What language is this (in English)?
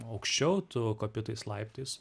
Lithuanian